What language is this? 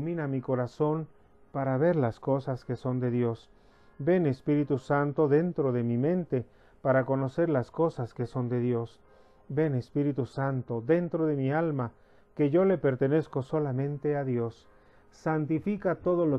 Spanish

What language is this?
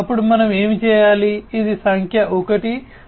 Telugu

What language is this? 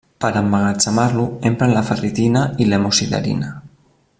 Catalan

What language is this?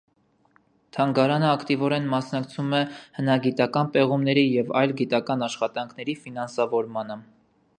Armenian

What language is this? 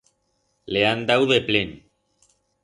Aragonese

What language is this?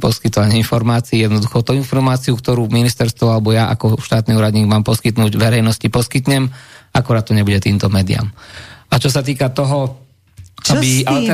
Slovak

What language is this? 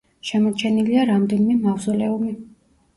Georgian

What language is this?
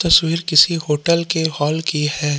Hindi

